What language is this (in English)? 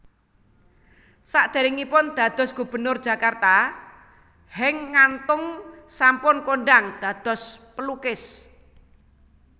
Javanese